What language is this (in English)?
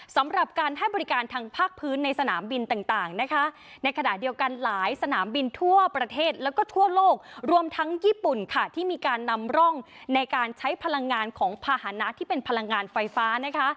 Thai